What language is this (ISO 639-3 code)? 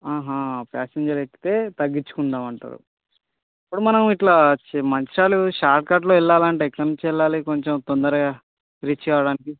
tel